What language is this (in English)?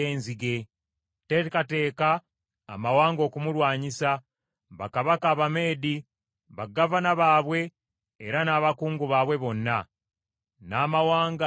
Ganda